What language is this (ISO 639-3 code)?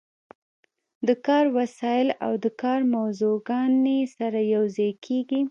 pus